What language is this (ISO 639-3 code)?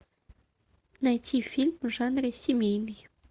rus